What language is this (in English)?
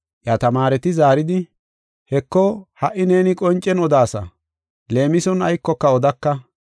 Gofa